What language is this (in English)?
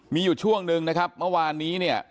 Thai